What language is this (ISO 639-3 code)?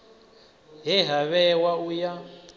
ven